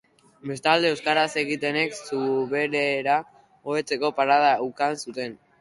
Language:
Basque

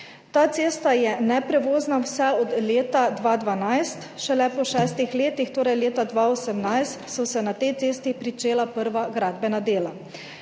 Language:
Slovenian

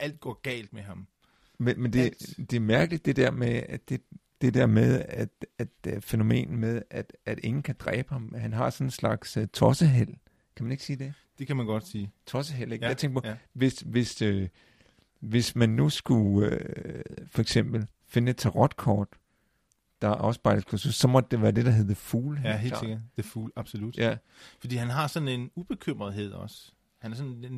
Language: Danish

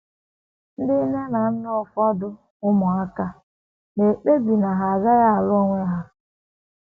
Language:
Igbo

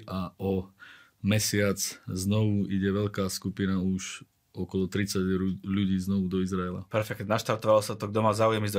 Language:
Slovak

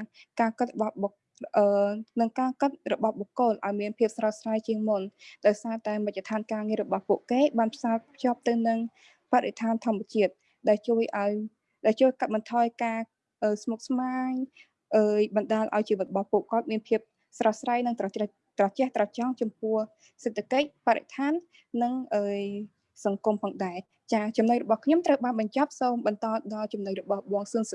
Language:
Vietnamese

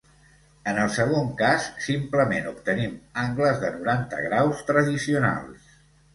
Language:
Catalan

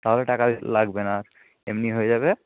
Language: Bangla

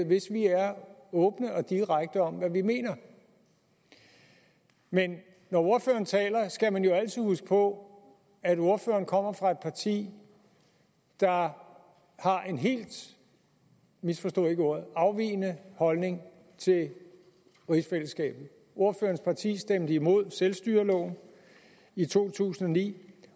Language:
Danish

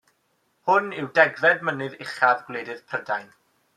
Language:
Welsh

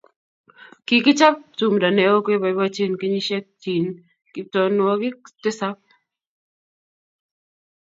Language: Kalenjin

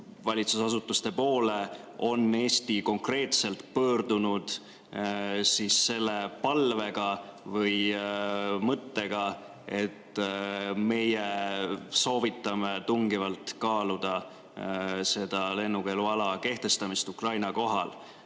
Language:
Estonian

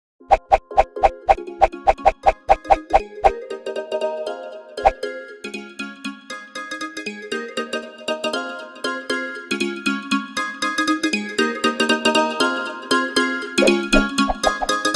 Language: Thai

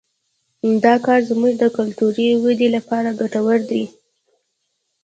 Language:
Pashto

